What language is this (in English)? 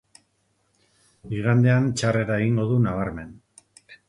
Basque